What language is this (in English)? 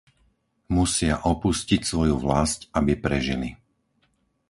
Slovak